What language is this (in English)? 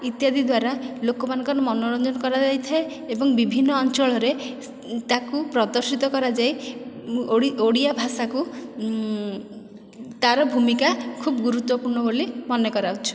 Odia